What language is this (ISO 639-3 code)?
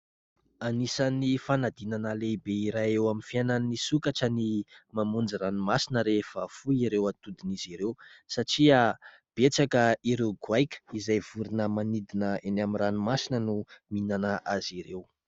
mlg